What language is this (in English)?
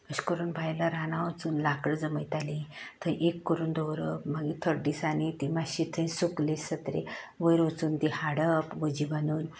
Konkani